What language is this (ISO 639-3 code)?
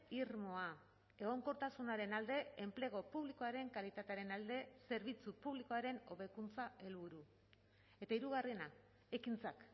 eus